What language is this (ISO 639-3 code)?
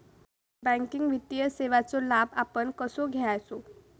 mar